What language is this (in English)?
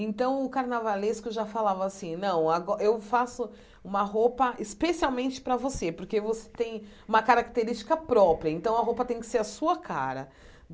Portuguese